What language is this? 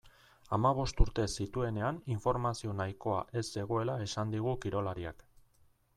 Basque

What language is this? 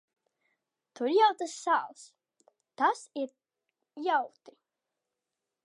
Latvian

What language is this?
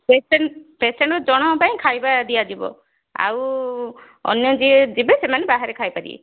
Odia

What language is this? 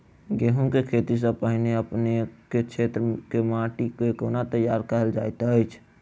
Maithili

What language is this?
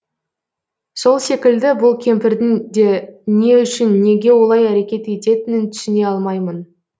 Kazakh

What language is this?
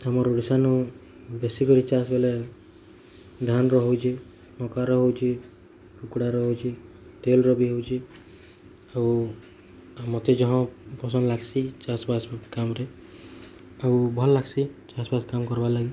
Odia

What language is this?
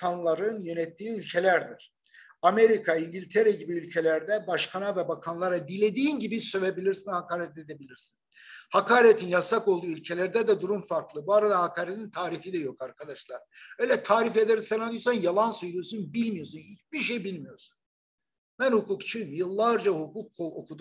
Turkish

